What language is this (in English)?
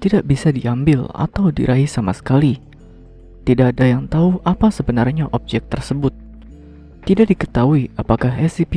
Indonesian